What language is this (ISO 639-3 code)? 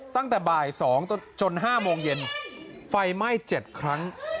tha